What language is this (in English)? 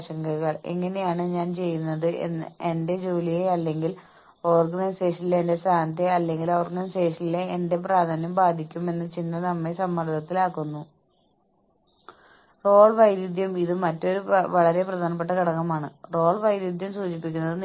Malayalam